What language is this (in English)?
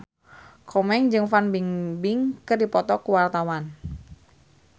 Sundanese